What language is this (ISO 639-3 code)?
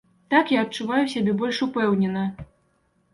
bel